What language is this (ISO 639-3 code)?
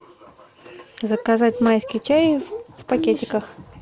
rus